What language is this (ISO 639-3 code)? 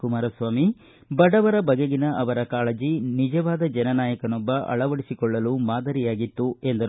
kan